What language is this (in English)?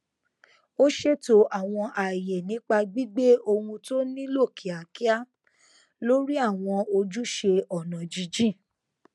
Yoruba